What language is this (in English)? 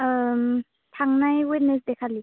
Bodo